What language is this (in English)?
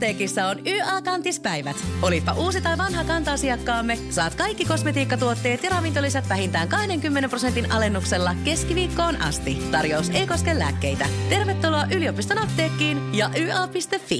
Finnish